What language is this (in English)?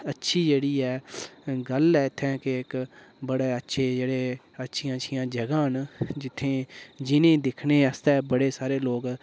Dogri